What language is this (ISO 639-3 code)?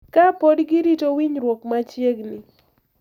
luo